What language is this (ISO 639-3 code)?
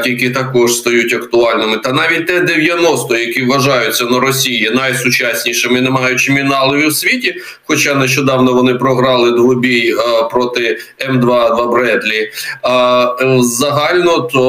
ukr